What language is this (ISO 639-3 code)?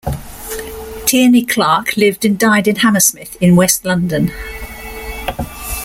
eng